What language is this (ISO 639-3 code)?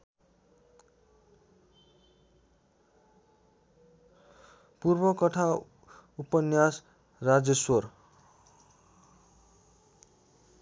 nep